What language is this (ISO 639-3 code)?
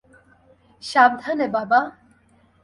ben